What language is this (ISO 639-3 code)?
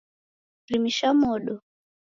dav